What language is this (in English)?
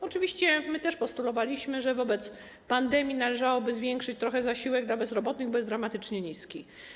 Polish